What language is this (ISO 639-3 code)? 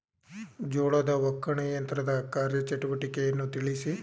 kan